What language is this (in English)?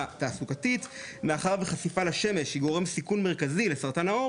Hebrew